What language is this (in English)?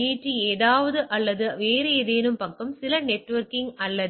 Tamil